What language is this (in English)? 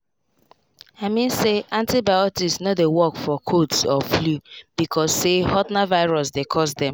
Nigerian Pidgin